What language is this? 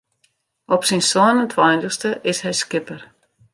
Western Frisian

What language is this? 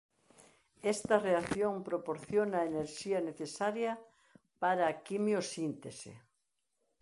Galician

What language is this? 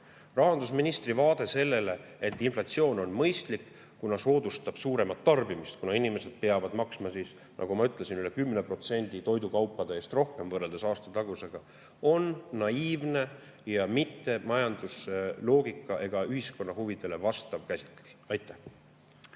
Estonian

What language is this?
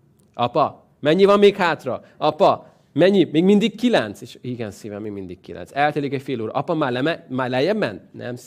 Hungarian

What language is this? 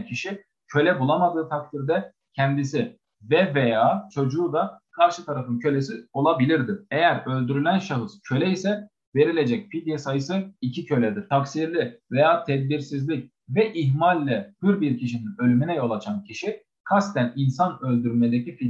Turkish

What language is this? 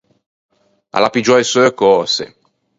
Ligurian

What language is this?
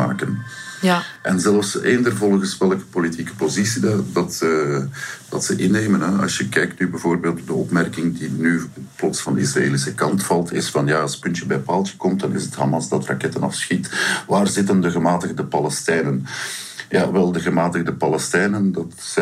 Dutch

